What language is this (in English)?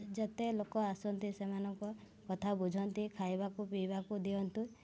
Odia